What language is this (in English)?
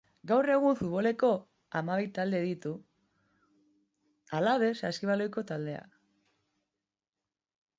Basque